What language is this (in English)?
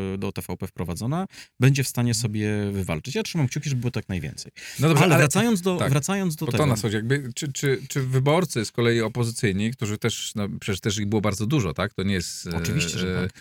Polish